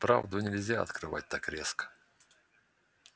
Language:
Russian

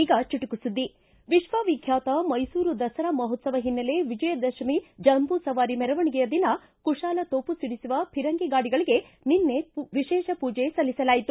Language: Kannada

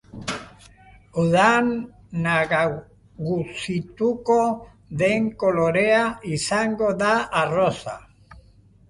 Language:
Basque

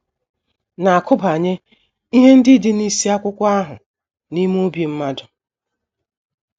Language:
Igbo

